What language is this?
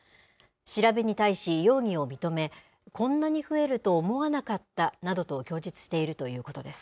Japanese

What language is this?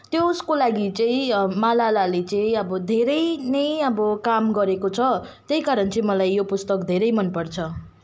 Nepali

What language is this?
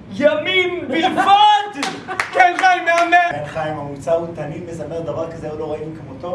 Hebrew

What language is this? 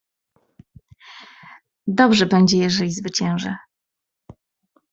Polish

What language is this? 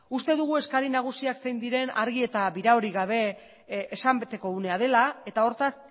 Basque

